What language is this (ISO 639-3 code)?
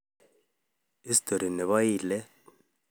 kln